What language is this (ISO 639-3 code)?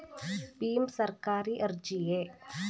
kan